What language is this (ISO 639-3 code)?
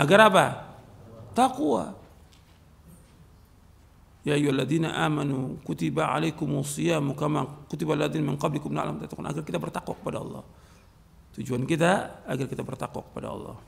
ind